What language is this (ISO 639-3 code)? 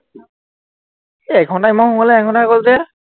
asm